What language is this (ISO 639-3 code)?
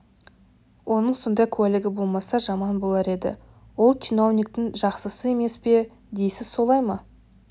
kaz